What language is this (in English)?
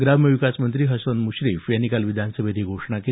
Marathi